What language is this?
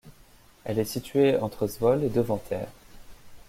French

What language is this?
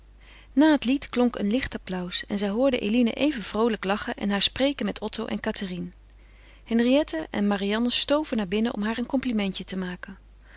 Dutch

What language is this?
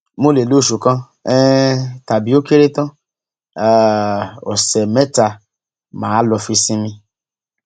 Yoruba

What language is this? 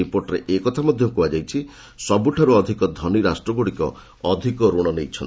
Odia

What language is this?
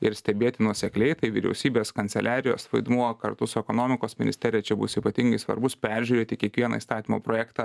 Lithuanian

